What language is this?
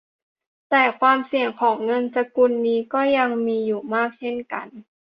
Thai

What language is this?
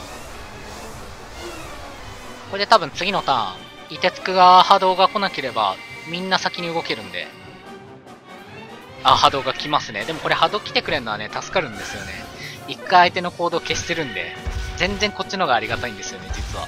Japanese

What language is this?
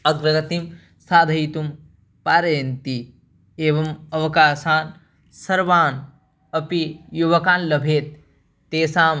Sanskrit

